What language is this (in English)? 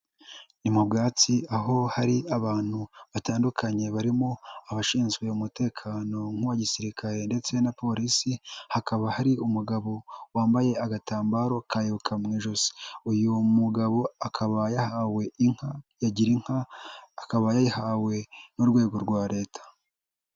Kinyarwanda